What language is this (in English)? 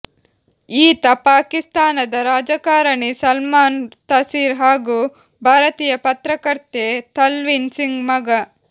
Kannada